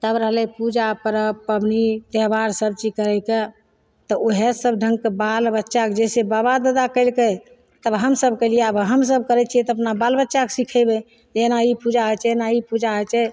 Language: Maithili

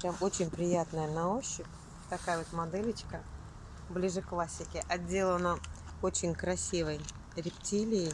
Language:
Russian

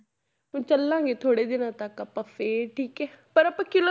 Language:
Punjabi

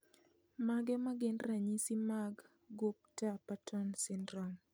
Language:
Luo (Kenya and Tanzania)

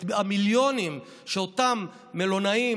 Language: Hebrew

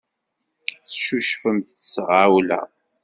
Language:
Kabyle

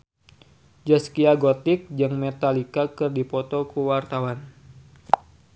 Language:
Sundanese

